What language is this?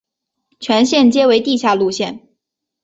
Chinese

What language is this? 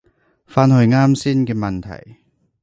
Cantonese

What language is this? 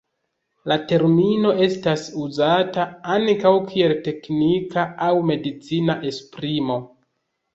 Esperanto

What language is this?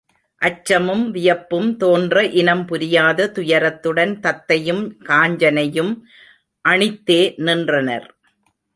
Tamil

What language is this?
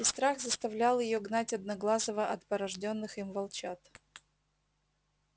Russian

